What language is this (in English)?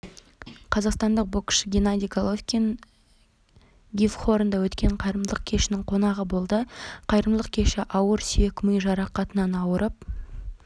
Kazakh